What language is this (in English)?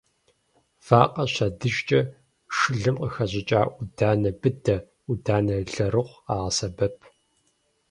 Kabardian